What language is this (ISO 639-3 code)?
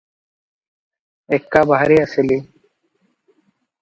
ori